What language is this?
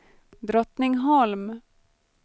Swedish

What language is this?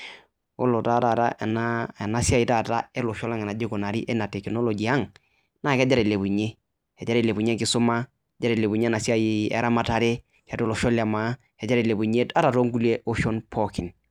Masai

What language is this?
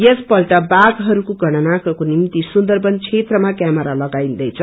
Nepali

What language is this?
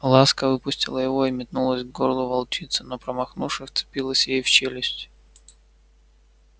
Russian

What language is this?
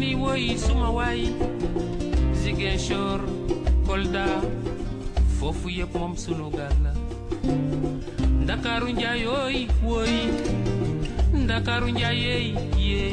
Polish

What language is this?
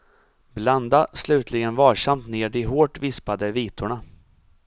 Swedish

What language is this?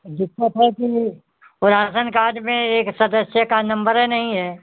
Hindi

